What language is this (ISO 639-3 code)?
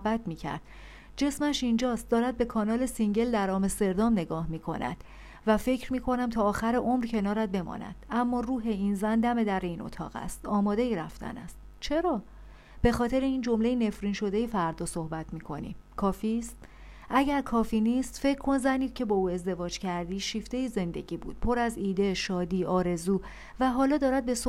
fas